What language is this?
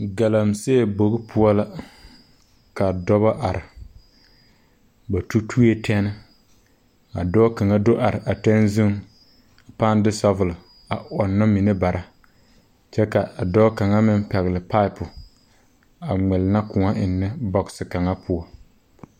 Southern Dagaare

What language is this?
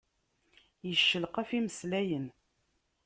Kabyle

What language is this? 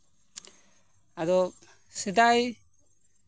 Santali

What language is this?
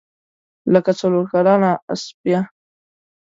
Pashto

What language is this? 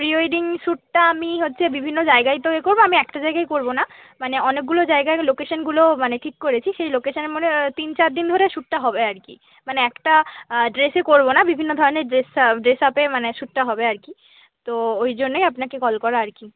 Bangla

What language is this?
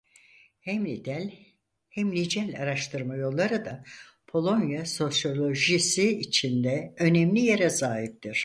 Turkish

